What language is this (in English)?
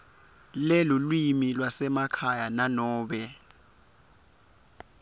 Swati